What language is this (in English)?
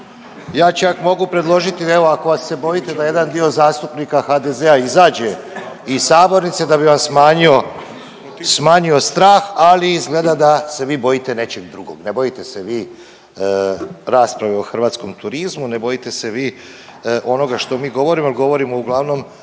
Croatian